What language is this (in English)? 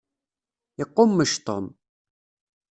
Kabyle